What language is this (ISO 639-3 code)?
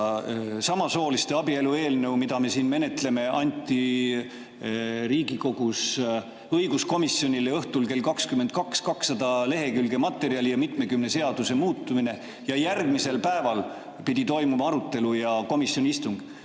est